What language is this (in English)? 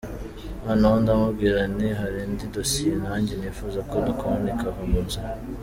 Kinyarwanda